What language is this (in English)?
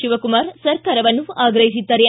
Kannada